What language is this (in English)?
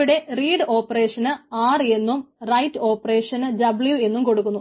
Malayalam